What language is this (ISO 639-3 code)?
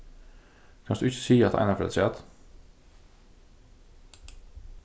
fao